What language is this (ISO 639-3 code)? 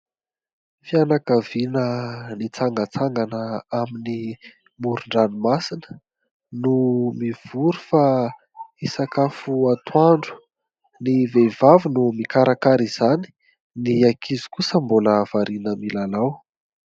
mlg